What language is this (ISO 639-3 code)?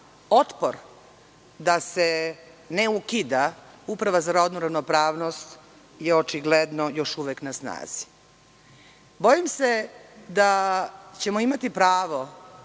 srp